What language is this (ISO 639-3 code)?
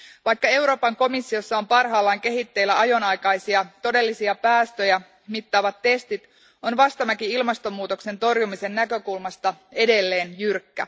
fin